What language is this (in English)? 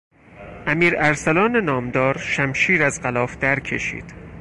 Persian